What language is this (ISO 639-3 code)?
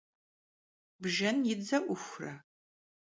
kbd